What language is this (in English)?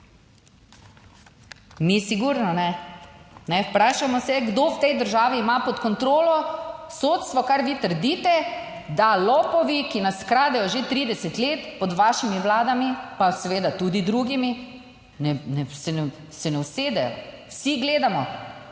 Slovenian